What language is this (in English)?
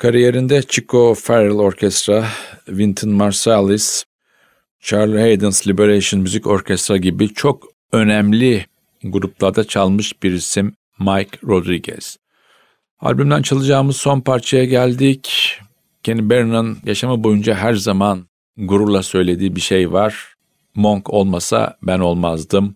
Turkish